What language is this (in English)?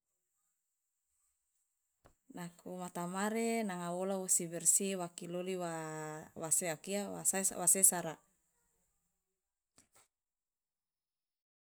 Loloda